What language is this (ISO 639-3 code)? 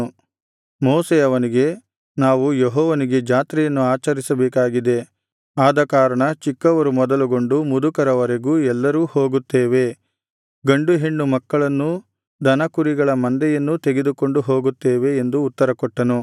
kan